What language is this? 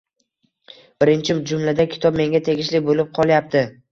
Uzbek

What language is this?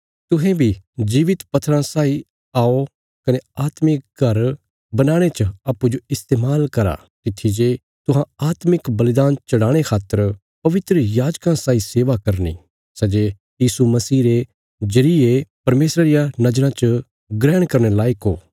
Bilaspuri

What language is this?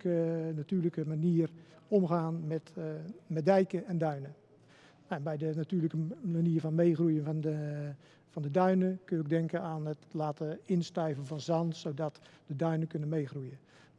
Dutch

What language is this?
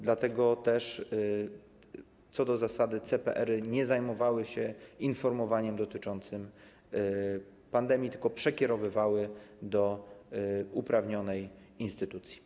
Polish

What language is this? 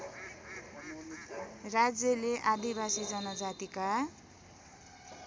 Nepali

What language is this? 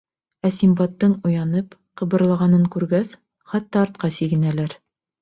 Bashkir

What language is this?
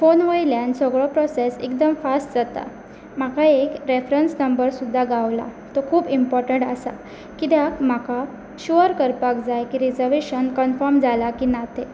Konkani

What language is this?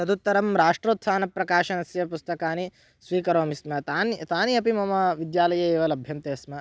Sanskrit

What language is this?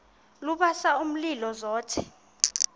Xhosa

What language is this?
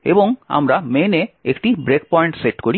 Bangla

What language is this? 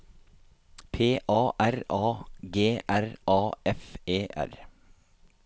Norwegian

